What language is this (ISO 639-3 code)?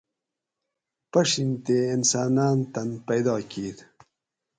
gwc